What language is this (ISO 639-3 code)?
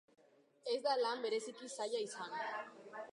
eus